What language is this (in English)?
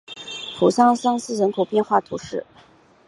Chinese